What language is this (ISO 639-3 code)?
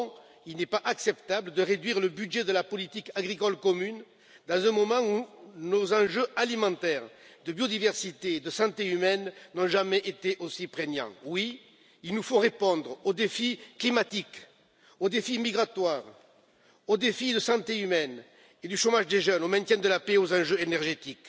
fra